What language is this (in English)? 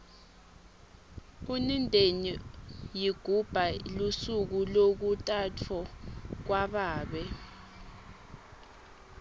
Swati